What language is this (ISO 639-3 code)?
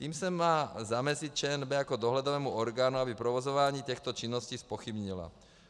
ces